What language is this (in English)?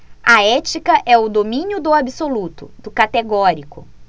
Portuguese